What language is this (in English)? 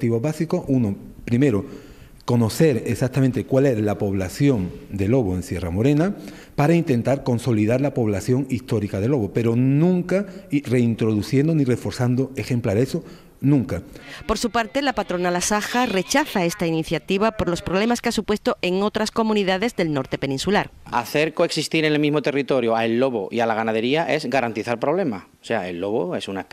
Spanish